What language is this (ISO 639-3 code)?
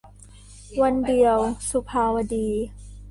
tha